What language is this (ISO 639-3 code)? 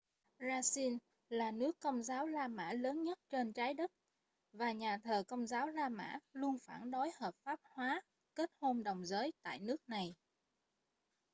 vie